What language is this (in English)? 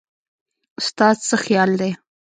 Pashto